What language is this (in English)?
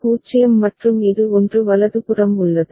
Tamil